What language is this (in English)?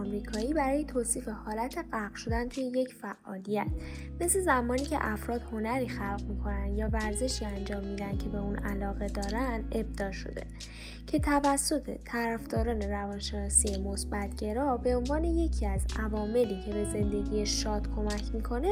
Persian